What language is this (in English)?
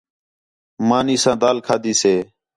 Khetrani